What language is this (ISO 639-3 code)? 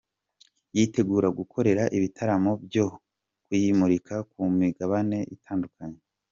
kin